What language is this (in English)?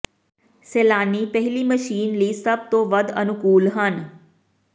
Punjabi